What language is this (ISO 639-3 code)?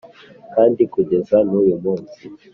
kin